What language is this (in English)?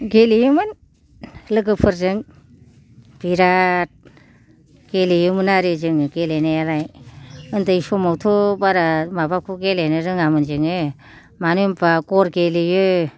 Bodo